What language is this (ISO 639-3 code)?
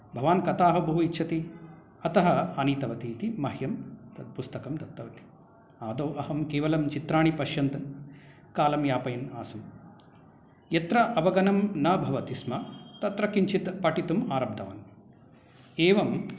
san